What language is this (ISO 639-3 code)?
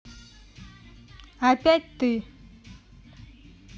rus